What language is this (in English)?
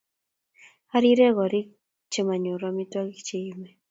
Kalenjin